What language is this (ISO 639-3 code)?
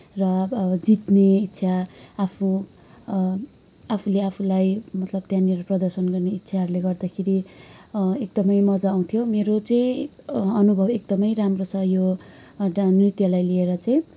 nep